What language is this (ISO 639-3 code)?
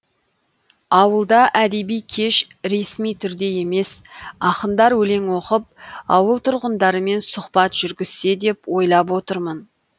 kaz